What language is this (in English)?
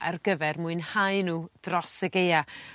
Welsh